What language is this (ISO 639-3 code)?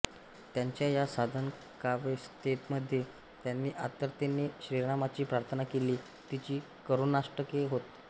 mar